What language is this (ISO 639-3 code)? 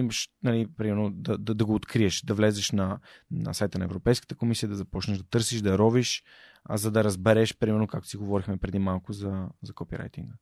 bul